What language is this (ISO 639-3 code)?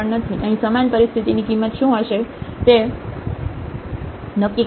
guj